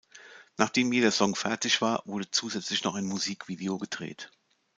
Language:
German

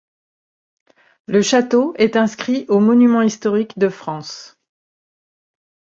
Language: French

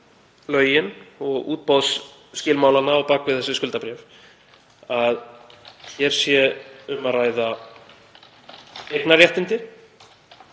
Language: Icelandic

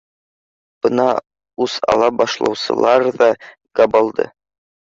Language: Bashkir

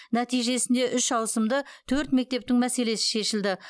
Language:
Kazakh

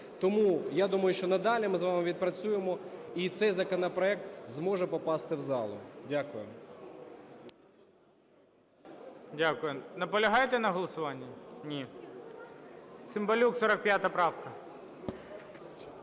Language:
Ukrainian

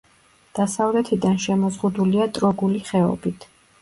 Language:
Georgian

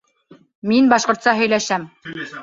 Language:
Bashkir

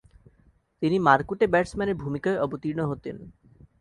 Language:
Bangla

